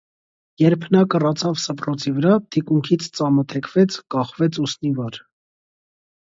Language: Armenian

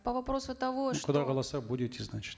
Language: Kazakh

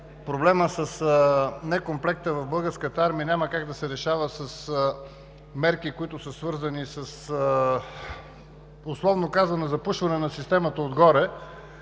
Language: Bulgarian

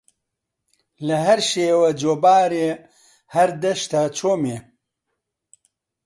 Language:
Central Kurdish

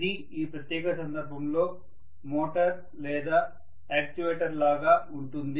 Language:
Telugu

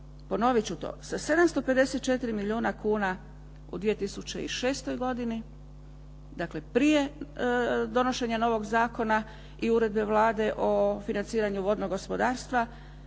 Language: Croatian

